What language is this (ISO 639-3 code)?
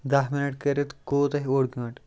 kas